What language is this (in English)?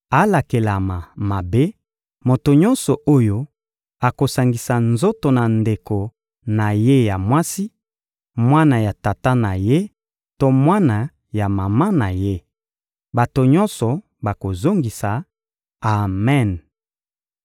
Lingala